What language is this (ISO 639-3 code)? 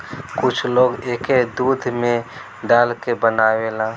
bho